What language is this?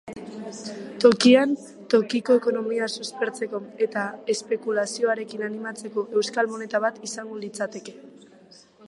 Basque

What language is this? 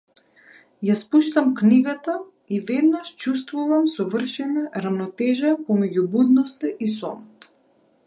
Macedonian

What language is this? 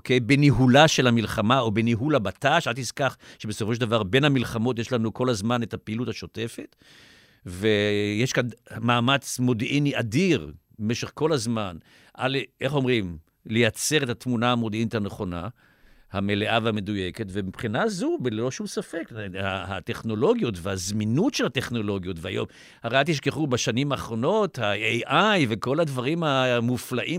Hebrew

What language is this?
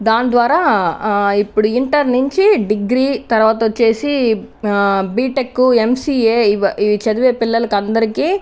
Telugu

